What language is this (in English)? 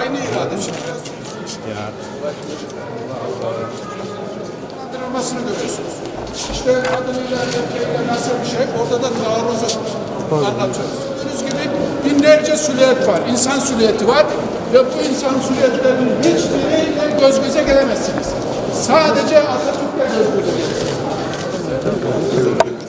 Turkish